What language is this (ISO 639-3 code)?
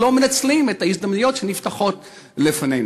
heb